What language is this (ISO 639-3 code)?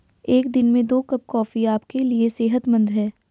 hin